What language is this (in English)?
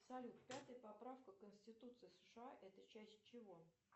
Russian